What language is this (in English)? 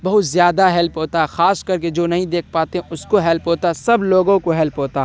Urdu